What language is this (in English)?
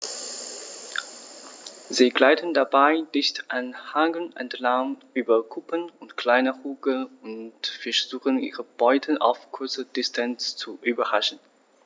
German